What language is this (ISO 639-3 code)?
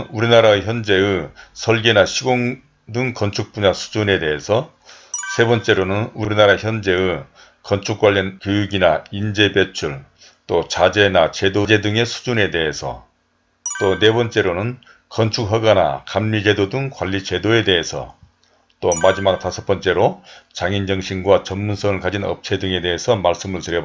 kor